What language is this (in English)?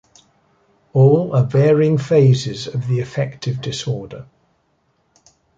English